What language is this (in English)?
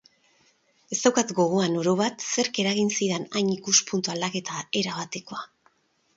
Basque